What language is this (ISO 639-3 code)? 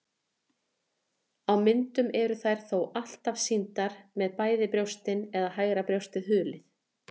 isl